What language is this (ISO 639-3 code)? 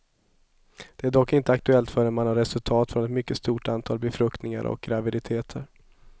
swe